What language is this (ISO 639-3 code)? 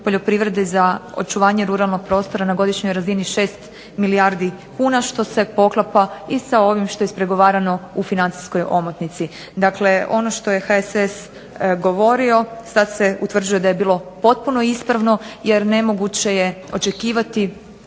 hrv